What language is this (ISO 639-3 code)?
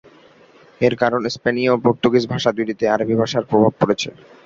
ben